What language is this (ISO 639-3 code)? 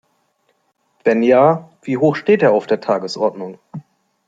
deu